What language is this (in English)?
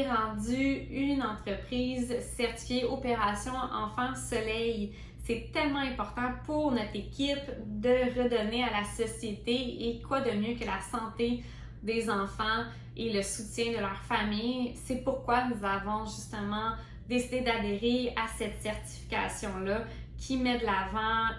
French